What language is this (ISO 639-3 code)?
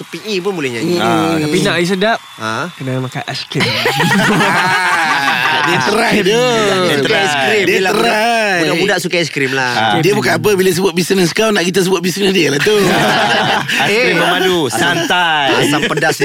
msa